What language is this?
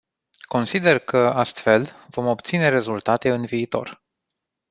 Romanian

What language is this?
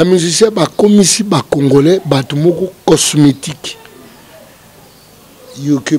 French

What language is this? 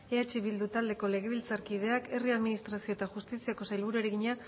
Basque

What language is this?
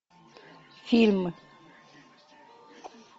Russian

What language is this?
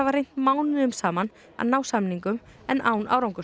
Icelandic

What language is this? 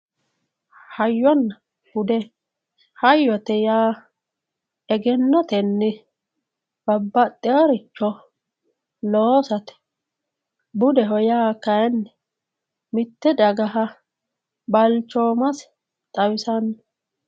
Sidamo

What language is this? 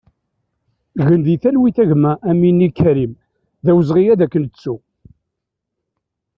Kabyle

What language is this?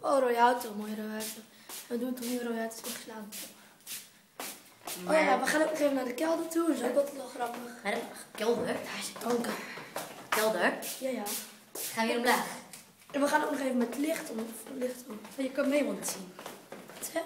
Dutch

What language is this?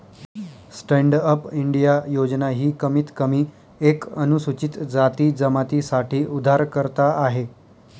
Marathi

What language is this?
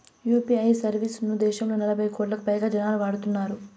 Telugu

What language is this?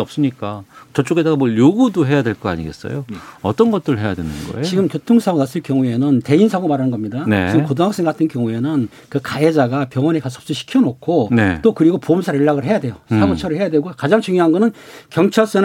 Korean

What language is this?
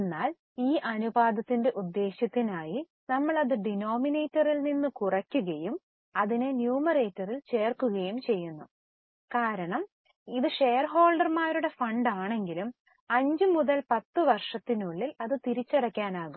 Malayalam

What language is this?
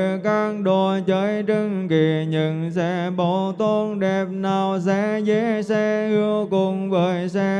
Vietnamese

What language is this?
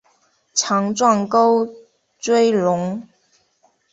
Chinese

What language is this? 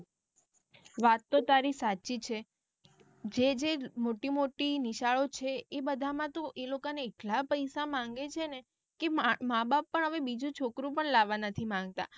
Gujarati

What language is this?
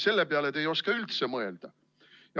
Estonian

